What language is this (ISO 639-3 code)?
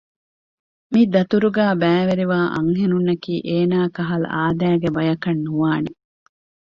div